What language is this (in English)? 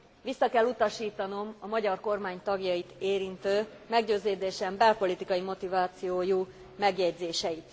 Hungarian